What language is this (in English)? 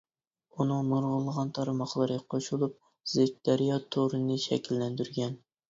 Uyghur